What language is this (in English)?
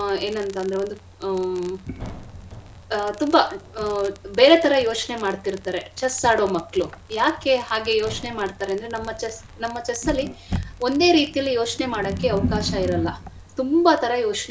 Kannada